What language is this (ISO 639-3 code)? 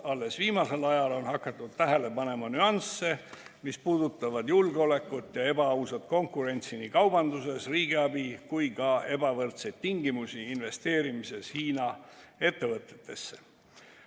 est